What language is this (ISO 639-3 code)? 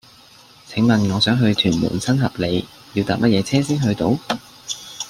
yue